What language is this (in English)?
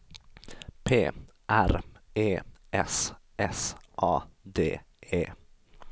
Swedish